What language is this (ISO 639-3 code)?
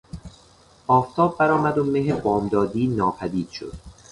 fas